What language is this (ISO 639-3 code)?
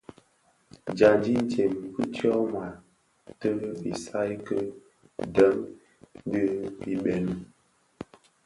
ksf